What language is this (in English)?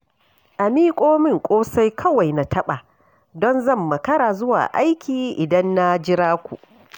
Hausa